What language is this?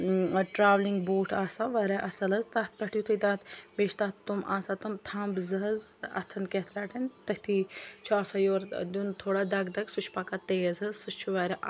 Kashmiri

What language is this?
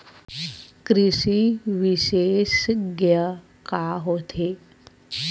Chhattisgarhi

